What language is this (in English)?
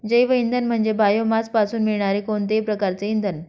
Marathi